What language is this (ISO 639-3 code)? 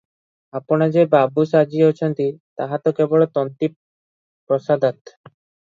ori